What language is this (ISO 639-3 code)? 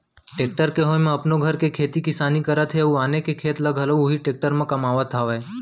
hne